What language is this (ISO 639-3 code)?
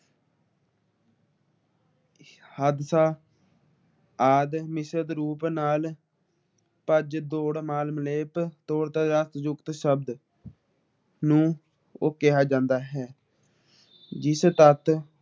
pan